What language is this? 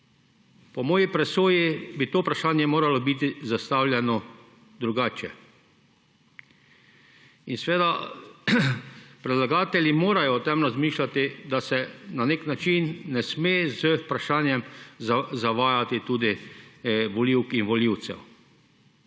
Slovenian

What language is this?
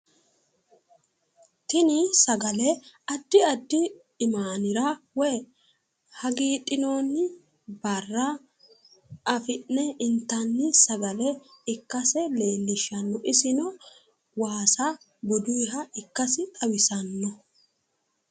Sidamo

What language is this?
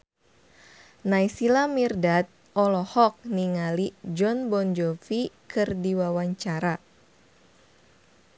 Sundanese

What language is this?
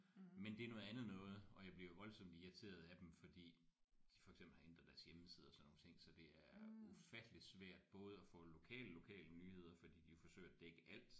Danish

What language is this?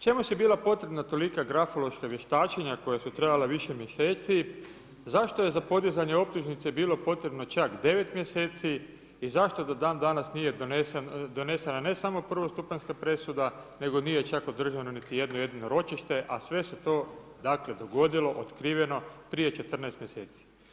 Croatian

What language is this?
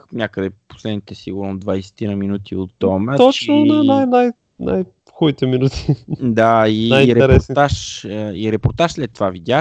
Bulgarian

